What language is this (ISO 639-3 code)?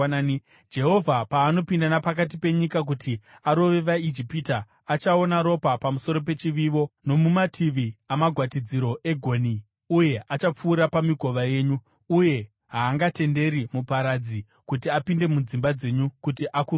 sna